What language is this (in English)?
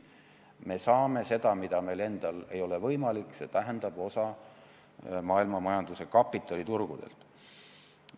Estonian